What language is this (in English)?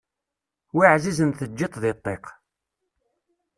Kabyle